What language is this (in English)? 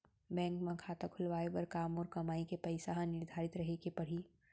Chhattisgarhi